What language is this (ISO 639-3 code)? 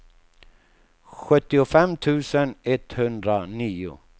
swe